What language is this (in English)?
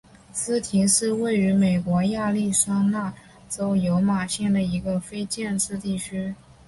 Chinese